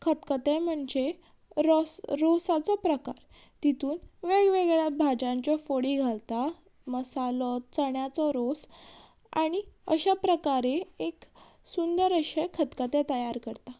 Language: Konkani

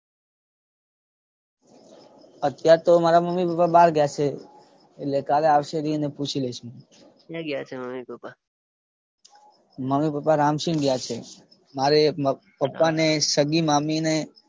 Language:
Gujarati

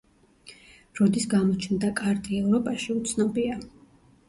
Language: Georgian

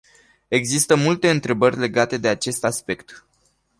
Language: Romanian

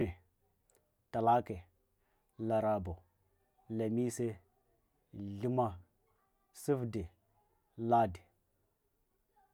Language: Hwana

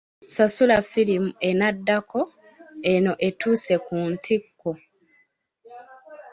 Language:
Ganda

